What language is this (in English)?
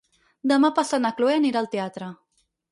Catalan